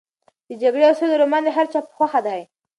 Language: Pashto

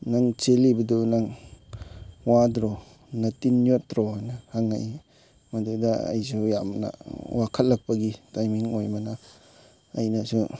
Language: Manipuri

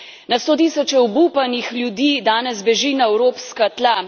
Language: Slovenian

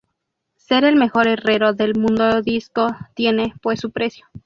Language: Spanish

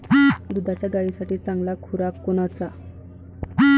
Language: Marathi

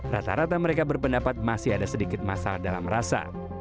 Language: Indonesian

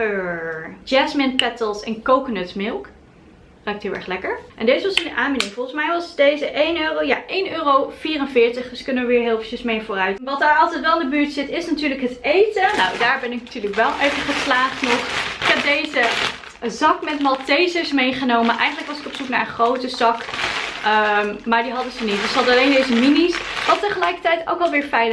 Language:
Dutch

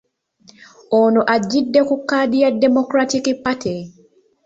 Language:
Ganda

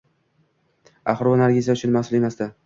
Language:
Uzbek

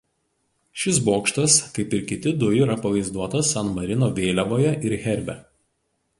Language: Lithuanian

